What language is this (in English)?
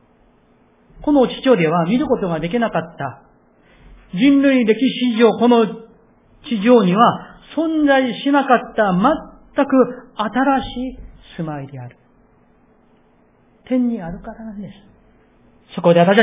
Japanese